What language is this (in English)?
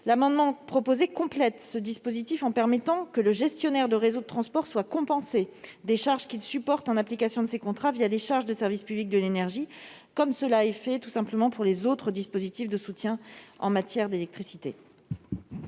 French